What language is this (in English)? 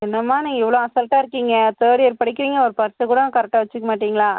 Tamil